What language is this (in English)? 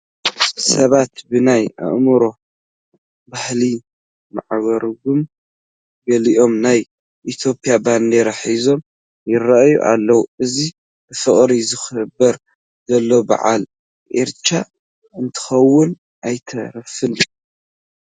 Tigrinya